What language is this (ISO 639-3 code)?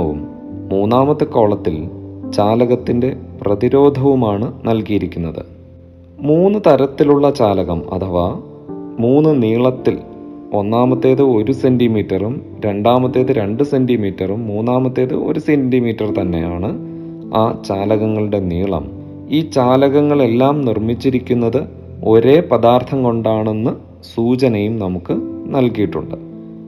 mal